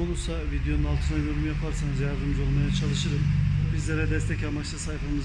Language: Turkish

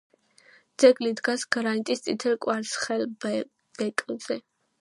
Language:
Georgian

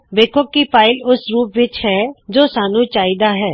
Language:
Punjabi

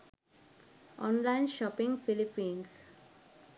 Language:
Sinhala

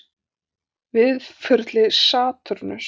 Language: Icelandic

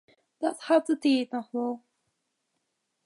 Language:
Western Frisian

